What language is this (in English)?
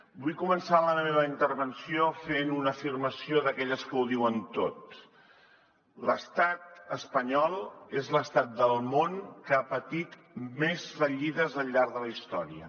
Catalan